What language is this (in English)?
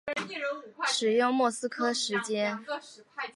Chinese